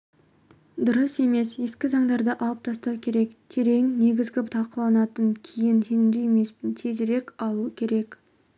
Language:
Kazakh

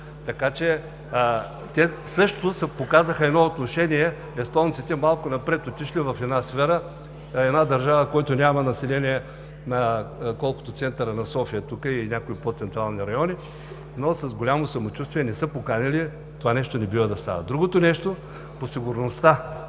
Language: Bulgarian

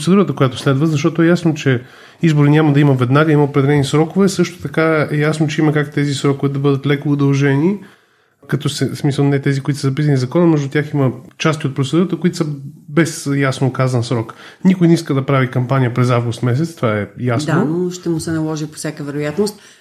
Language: Bulgarian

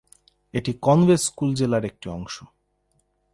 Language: Bangla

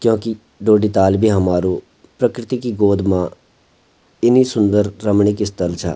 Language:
Garhwali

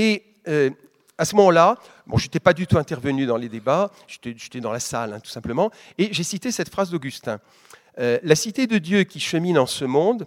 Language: French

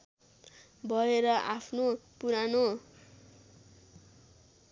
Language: Nepali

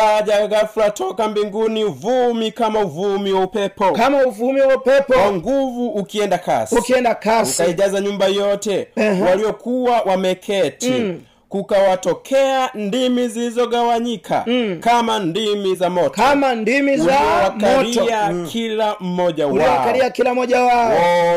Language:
Swahili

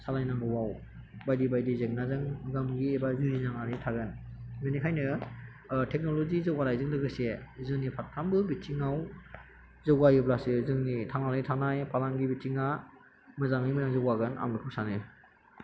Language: Bodo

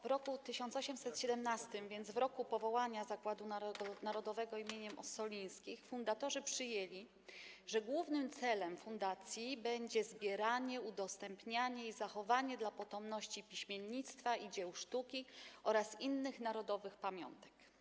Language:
Polish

